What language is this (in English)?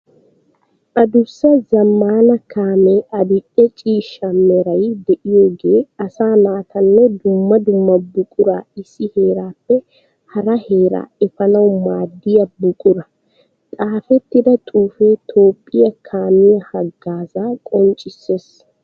Wolaytta